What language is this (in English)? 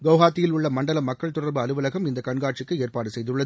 Tamil